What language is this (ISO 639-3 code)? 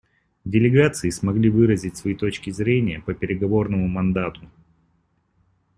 rus